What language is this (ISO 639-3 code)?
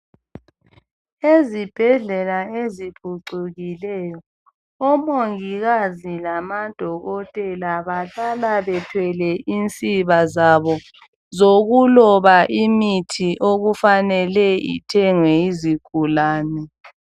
nde